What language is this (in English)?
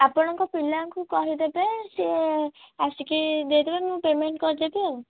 Odia